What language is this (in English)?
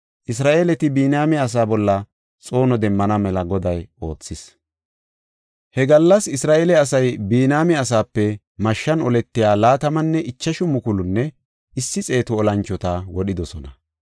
Gofa